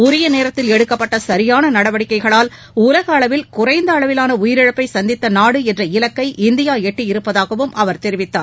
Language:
Tamil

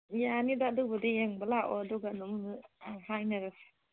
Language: Manipuri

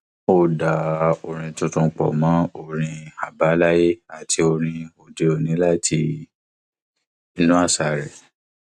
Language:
Yoruba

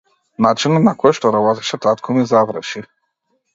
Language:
Macedonian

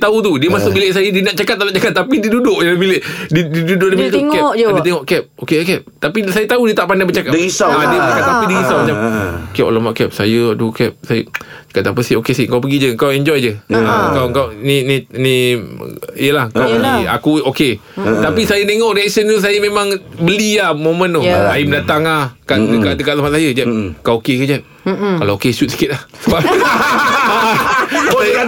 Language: Malay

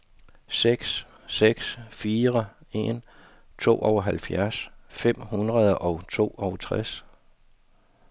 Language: Danish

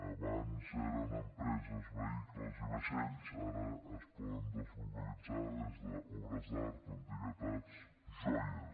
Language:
Catalan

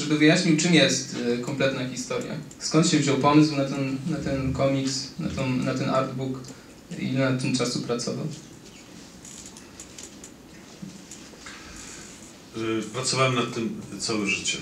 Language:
Polish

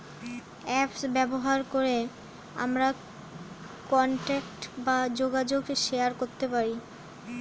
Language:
Bangla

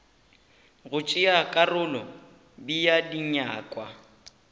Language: Northern Sotho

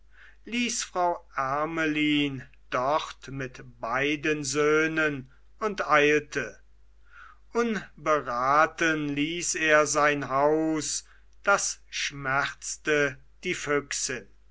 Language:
German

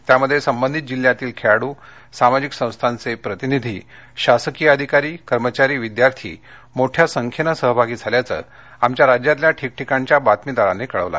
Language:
Marathi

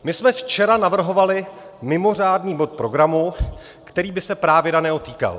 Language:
Czech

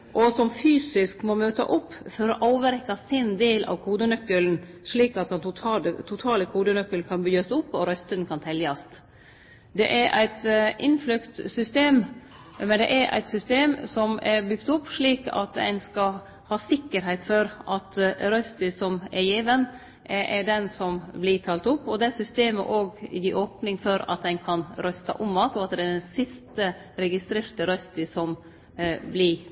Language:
Norwegian Nynorsk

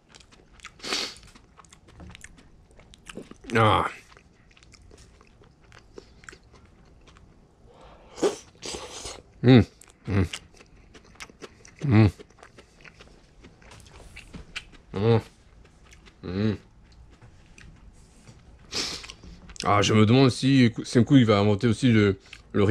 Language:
French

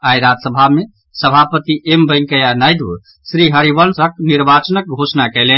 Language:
Maithili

